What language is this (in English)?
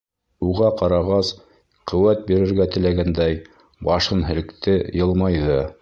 Bashkir